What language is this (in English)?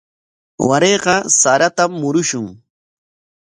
Corongo Ancash Quechua